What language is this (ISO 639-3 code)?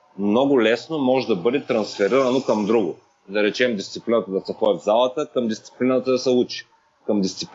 bul